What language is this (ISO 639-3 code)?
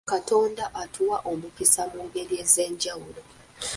lug